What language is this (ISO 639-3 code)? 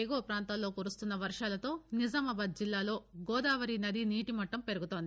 tel